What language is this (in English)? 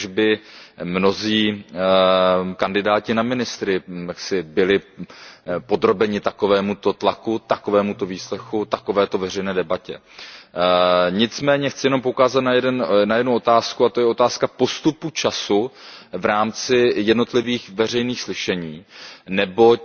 Czech